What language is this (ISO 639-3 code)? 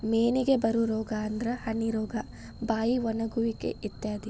kan